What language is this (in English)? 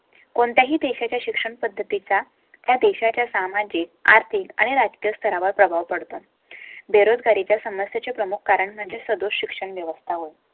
Marathi